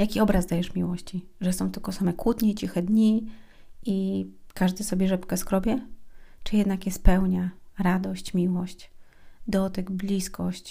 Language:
Polish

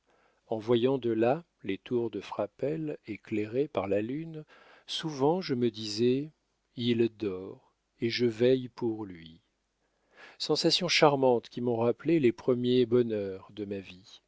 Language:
French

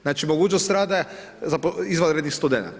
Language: Croatian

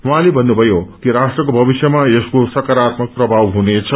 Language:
Nepali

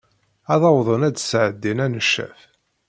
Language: Kabyle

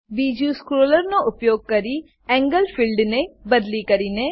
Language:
Gujarati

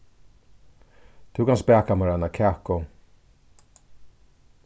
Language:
Faroese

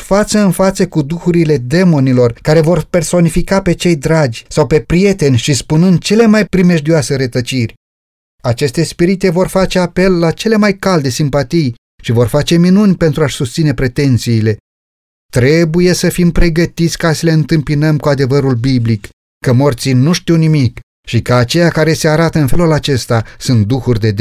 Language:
Romanian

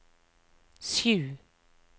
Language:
Norwegian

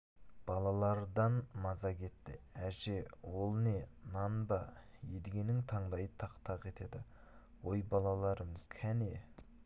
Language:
Kazakh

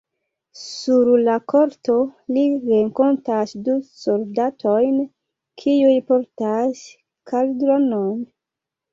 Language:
Esperanto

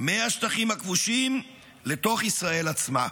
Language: Hebrew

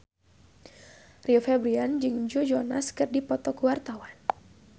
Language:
Sundanese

